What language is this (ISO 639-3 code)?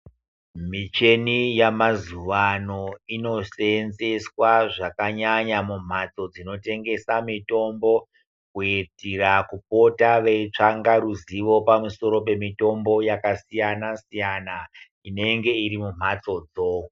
ndc